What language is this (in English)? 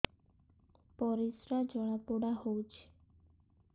Odia